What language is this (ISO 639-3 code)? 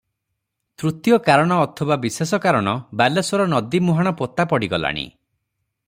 ori